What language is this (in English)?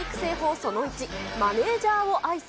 Japanese